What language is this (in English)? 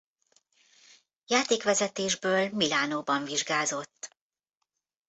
Hungarian